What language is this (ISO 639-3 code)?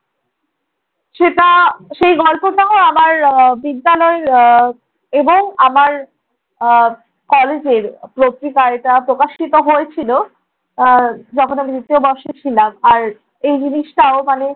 ben